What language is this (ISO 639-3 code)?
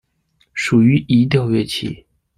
zho